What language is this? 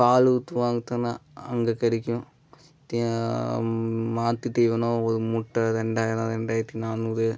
Tamil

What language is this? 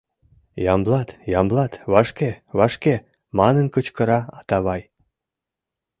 Mari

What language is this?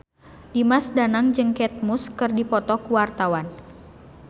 Sundanese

